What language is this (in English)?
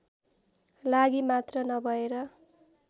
Nepali